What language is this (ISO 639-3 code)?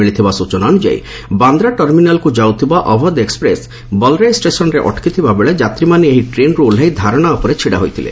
ori